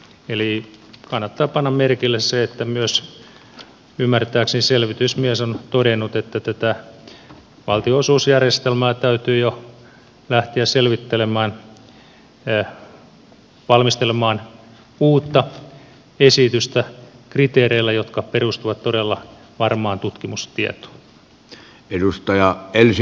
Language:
Finnish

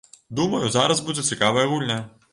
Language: Belarusian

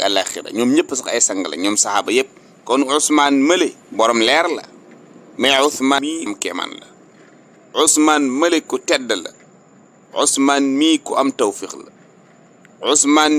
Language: Arabic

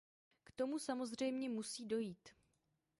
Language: Czech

